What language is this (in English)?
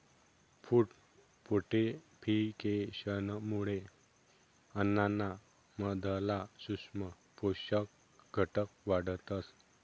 Marathi